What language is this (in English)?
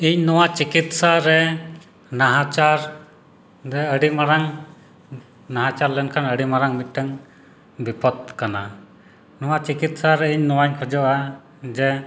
Santali